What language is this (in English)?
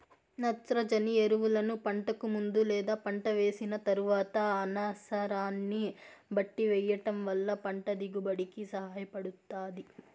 Telugu